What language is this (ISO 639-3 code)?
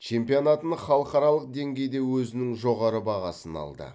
kaz